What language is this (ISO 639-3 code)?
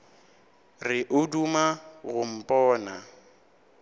nso